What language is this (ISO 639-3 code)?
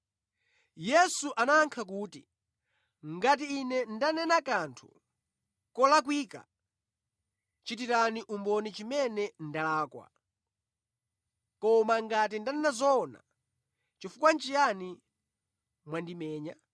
nya